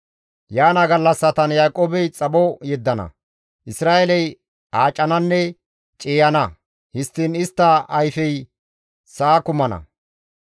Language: Gamo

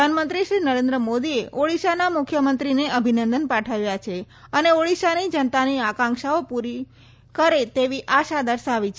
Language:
Gujarati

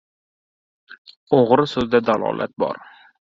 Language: Uzbek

